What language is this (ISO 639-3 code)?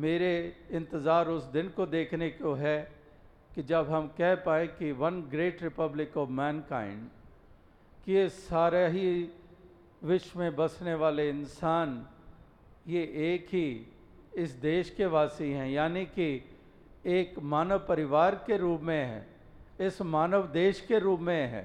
hin